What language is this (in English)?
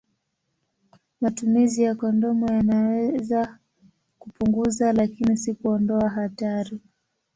Swahili